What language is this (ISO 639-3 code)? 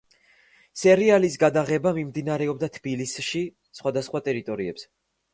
kat